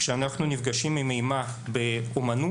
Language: Hebrew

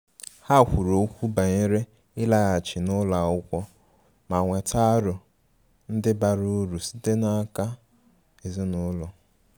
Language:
Igbo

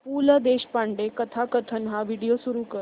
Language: Marathi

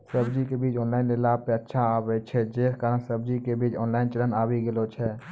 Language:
Maithili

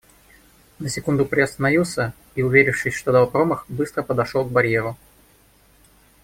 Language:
Russian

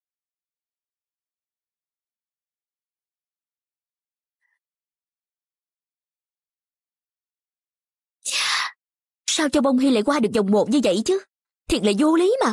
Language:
Vietnamese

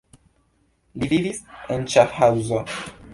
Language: Esperanto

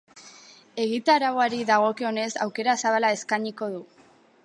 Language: Basque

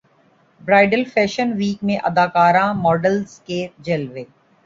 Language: Urdu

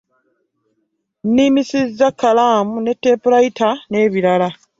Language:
Ganda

